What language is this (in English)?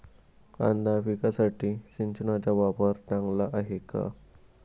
Marathi